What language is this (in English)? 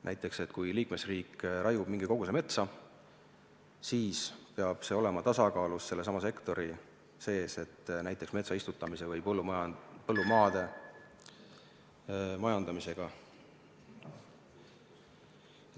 Estonian